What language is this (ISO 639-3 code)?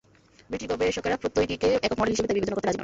ben